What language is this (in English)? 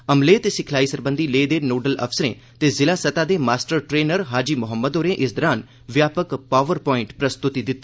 Dogri